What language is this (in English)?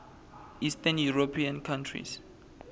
Swati